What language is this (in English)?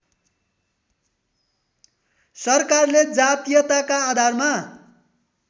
Nepali